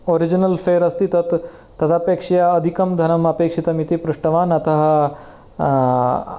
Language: Sanskrit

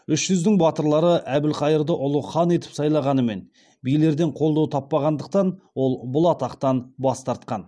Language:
Kazakh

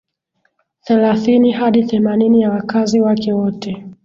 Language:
Swahili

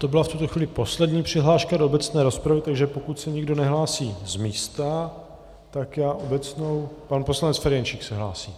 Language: Czech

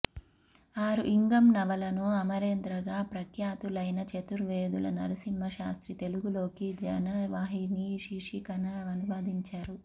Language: Telugu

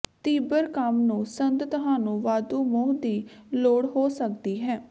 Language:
Punjabi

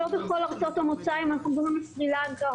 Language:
Hebrew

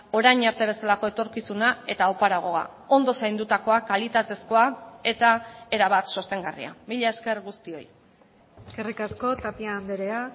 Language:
Basque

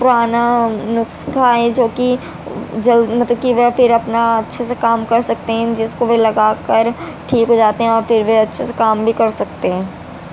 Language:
Urdu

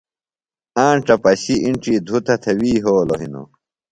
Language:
Phalura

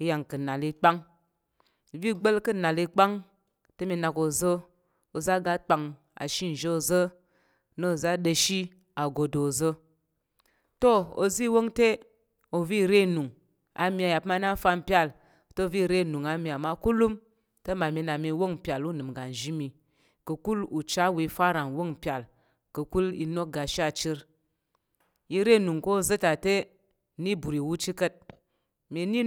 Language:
Tarok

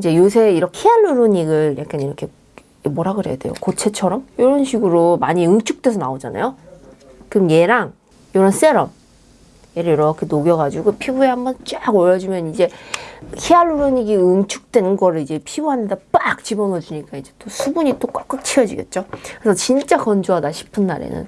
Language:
Korean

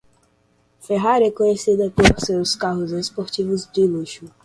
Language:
Portuguese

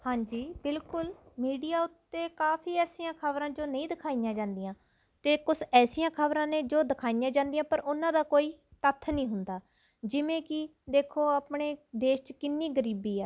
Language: Punjabi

